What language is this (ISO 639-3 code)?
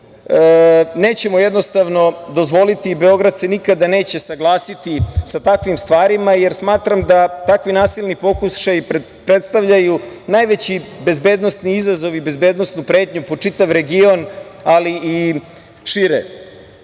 srp